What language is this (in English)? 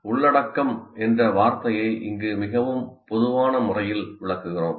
Tamil